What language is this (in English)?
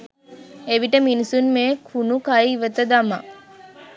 Sinhala